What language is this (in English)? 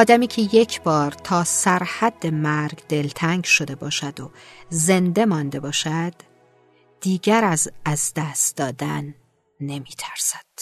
Persian